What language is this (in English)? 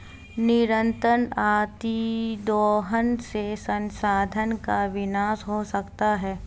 Hindi